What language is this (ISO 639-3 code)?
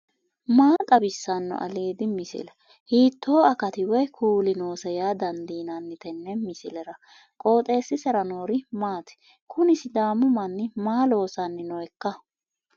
sid